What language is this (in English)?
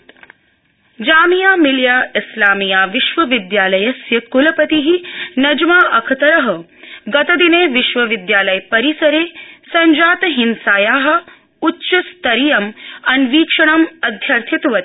Sanskrit